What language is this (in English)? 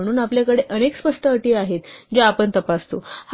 Marathi